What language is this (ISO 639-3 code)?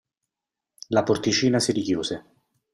ita